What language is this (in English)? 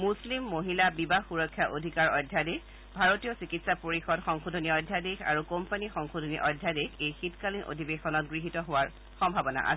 Assamese